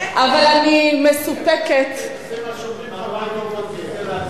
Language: Hebrew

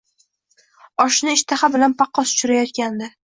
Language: Uzbek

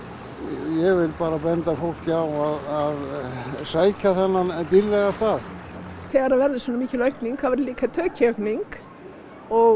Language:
Icelandic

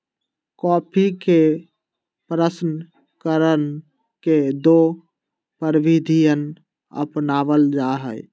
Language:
Magahi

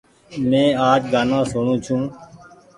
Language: Goaria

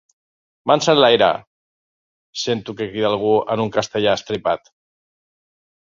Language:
Catalan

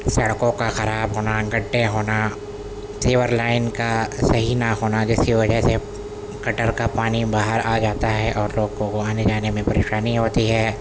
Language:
Urdu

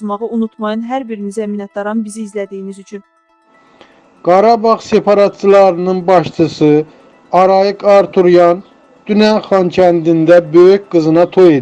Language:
Turkish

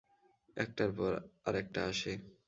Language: Bangla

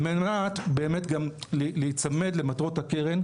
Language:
Hebrew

